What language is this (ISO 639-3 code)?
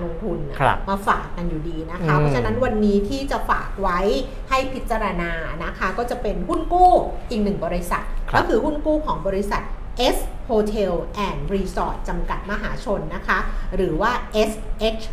tha